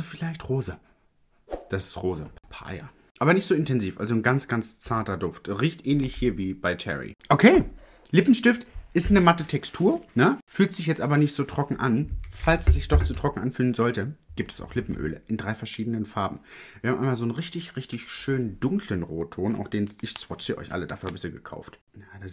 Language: German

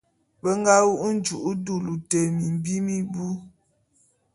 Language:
Bulu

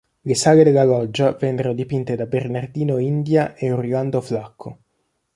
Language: Italian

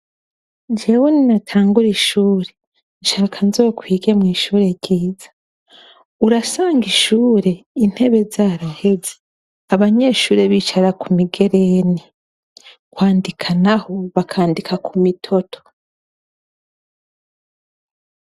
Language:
Rundi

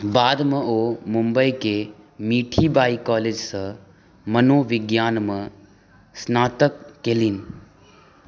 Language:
Maithili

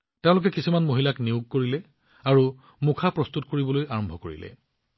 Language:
Assamese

